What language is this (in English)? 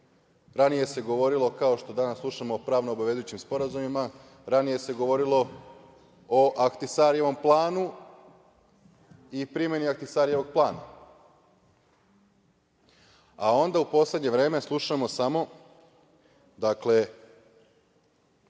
Serbian